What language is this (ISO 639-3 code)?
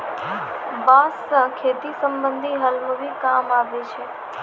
mai